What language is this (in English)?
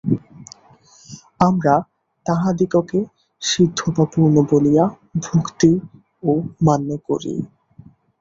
Bangla